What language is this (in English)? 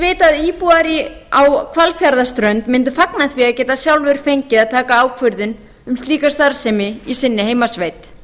Icelandic